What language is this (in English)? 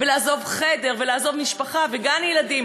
Hebrew